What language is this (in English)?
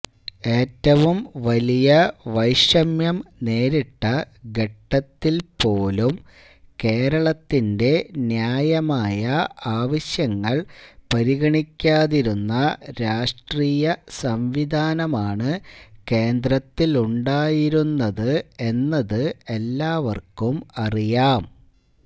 Malayalam